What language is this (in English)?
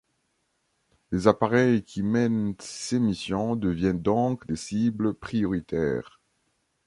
French